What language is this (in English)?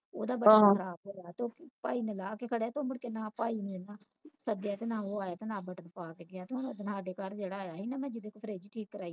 Punjabi